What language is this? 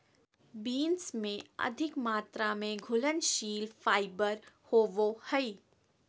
Magahi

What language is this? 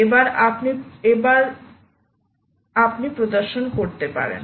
Bangla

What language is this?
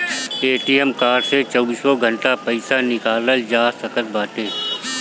Bhojpuri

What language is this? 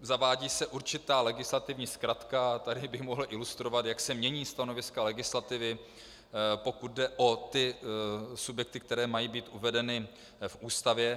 Czech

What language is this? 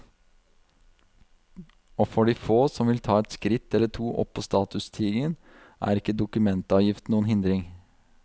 Norwegian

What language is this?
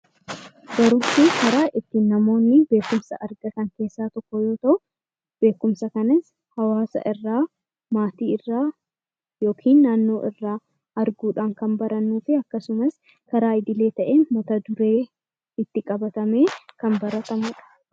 Oromo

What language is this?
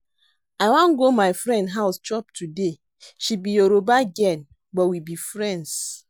Nigerian Pidgin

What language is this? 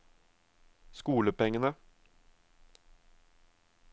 Norwegian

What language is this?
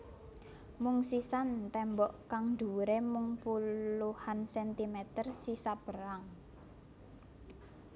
Javanese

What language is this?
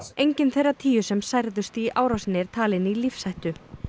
Icelandic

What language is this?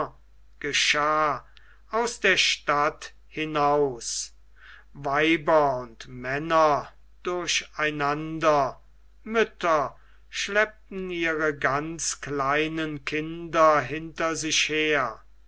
German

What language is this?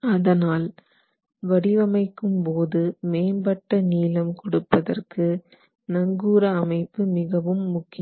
Tamil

